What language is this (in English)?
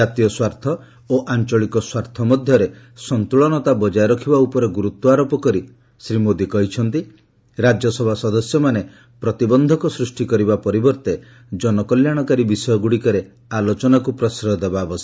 Odia